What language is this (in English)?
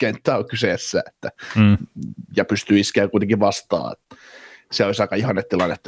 Finnish